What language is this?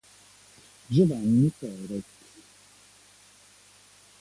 Italian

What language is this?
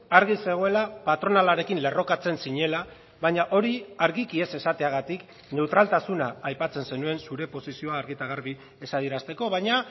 Basque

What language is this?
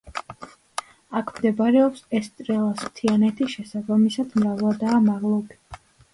Georgian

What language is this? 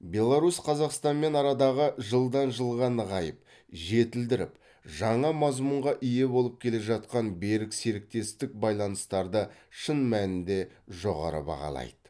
Kazakh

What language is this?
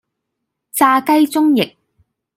Cantonese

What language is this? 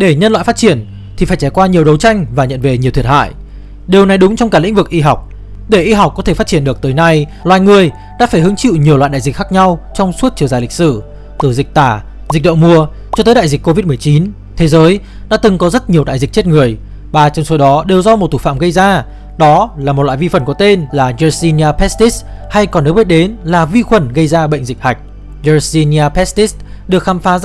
Vietnamese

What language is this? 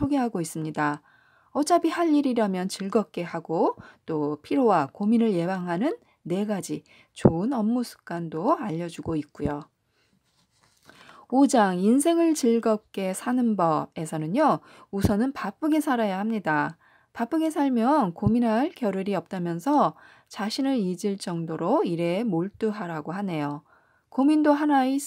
Korean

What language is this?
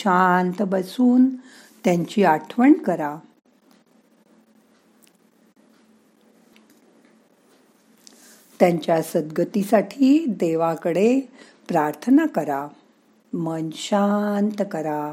Marathi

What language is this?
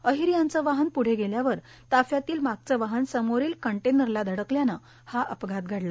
Marathi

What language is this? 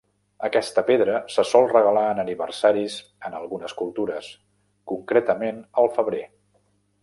Catalan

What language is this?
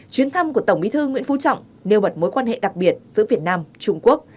Vietnamese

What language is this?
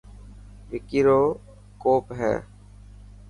Dhatki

